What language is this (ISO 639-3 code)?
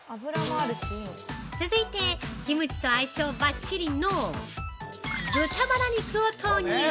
jpn